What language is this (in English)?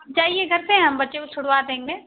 Hindi